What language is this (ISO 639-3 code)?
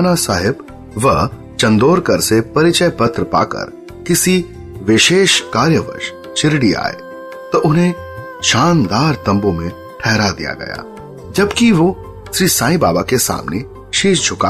hin